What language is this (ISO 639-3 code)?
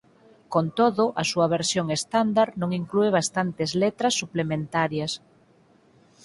glg